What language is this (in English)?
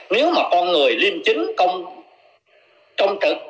Vietnamese